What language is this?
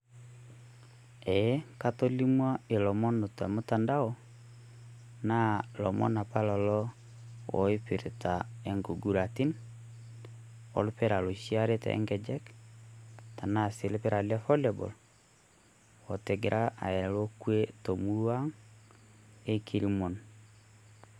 Masai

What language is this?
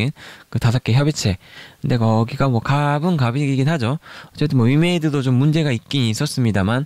Korean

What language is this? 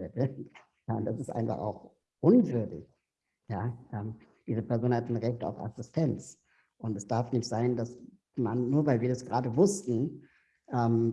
German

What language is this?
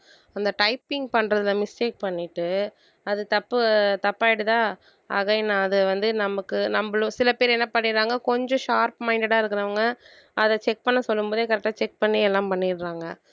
Tamil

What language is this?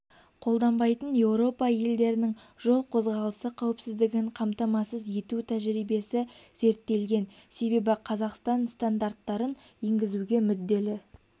Kazakh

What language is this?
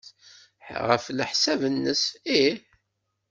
Kabyle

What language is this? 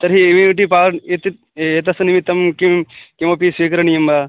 Sanskrit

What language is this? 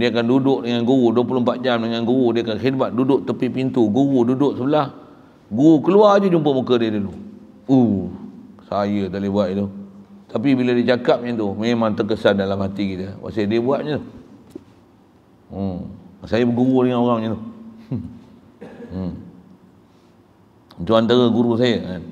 Malay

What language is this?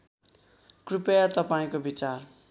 Nepali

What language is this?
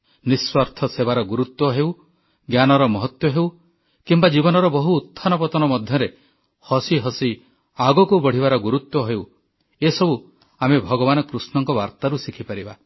Odia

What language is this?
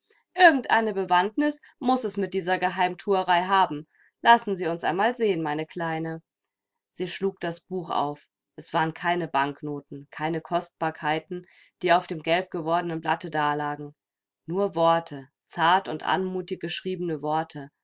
German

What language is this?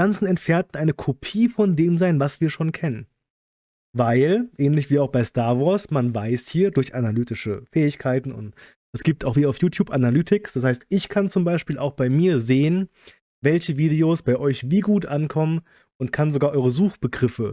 German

